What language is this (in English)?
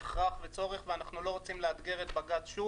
Hebrew